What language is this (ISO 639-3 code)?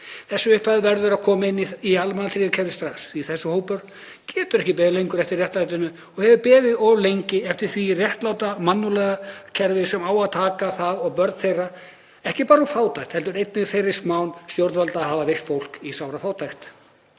isl